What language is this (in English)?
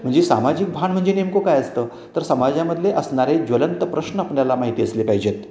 Marathi